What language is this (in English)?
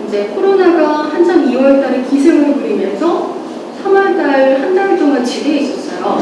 Korean